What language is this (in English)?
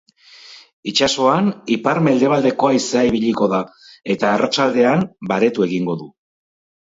Basque